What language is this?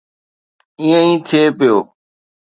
Sindhi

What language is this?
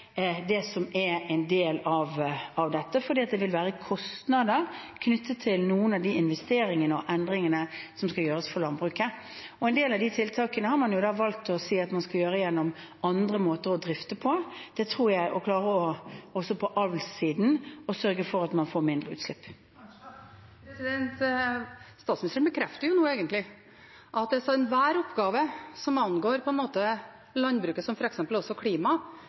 Norwegian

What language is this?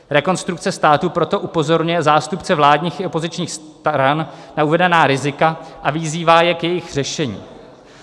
Czech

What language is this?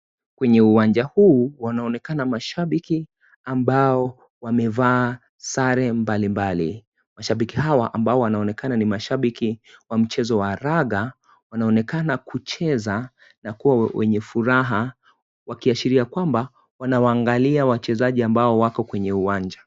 Swahili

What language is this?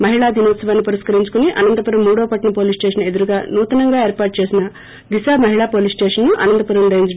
Telugu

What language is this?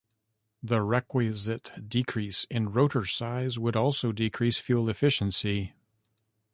English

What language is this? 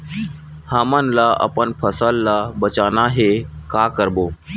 Chhattisgarhi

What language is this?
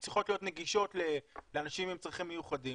Hebrew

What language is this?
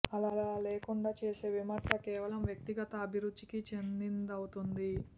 Telugu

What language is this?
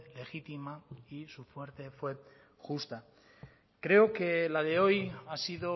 Spanish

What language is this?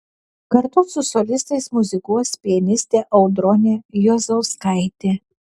Lithuanian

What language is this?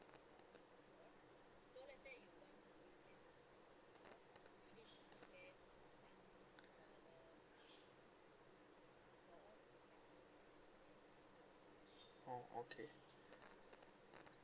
English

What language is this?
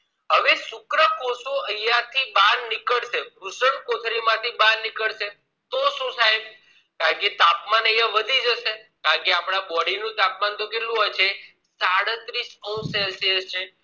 Gujarati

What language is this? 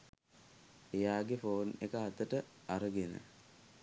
Sinhala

